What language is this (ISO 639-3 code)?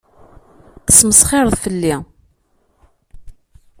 kab